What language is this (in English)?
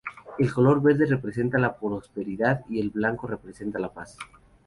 Spanish